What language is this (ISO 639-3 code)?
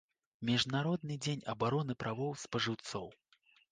bel